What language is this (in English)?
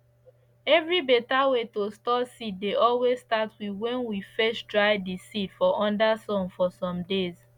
Nigerian Pidgin